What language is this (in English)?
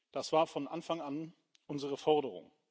German